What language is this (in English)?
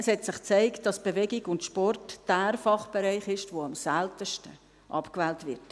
Swiss German